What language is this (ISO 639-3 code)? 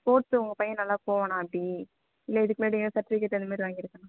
tam